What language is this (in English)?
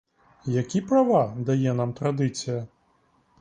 Ukrainian